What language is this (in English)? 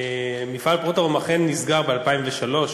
Hebrew